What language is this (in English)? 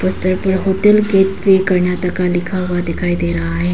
Hindi